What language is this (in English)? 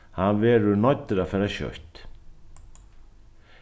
Faroese